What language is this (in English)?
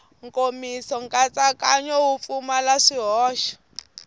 Tsonga